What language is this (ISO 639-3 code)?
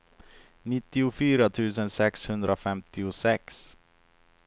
swe